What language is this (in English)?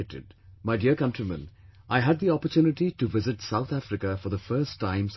English